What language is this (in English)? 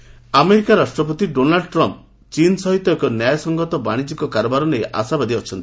Odia